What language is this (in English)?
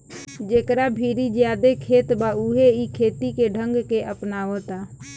Bhojpuri